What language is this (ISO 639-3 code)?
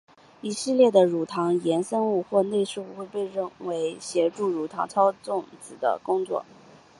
zho